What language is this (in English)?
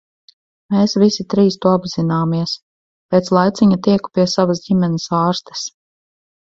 Latvian